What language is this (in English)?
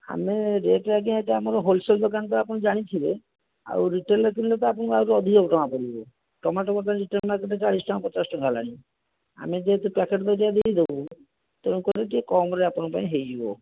Odia